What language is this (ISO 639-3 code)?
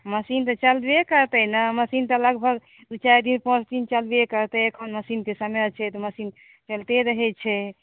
mai